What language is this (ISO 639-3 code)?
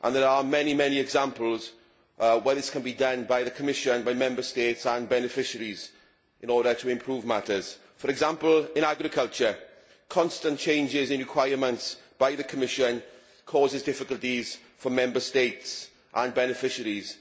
eng